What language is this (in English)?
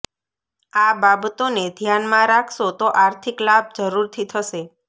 Gujarati